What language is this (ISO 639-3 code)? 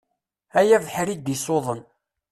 kab